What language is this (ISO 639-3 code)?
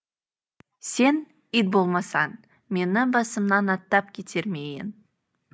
kaz